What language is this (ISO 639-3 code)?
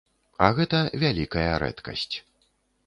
bel